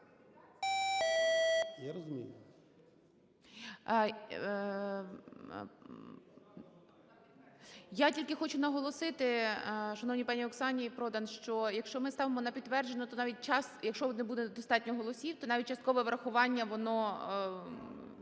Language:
Ukrainian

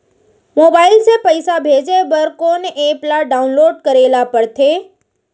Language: Chhattisgarhi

